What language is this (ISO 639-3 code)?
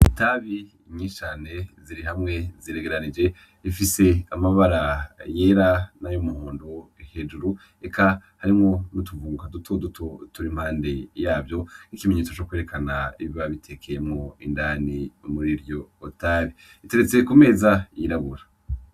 run